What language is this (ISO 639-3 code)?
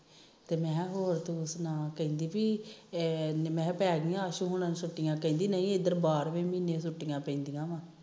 pan